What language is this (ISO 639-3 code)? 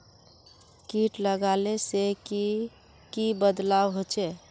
mag